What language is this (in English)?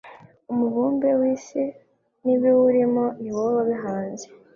Kinyarwanda